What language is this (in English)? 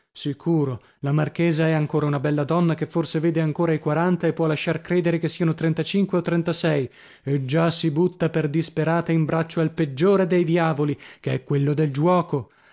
Italian